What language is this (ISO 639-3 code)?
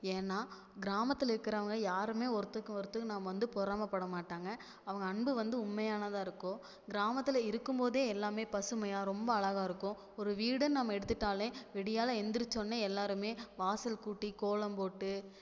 tam